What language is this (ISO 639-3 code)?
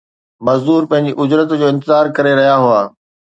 snd